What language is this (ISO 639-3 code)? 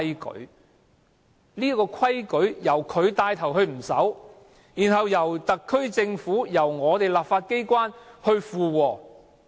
yue